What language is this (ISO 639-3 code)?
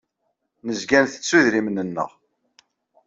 kab